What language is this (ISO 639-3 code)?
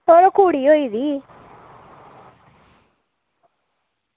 doi